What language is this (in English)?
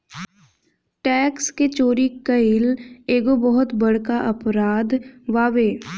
Bhojpuri